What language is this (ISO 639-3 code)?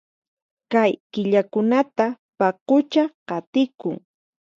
qxp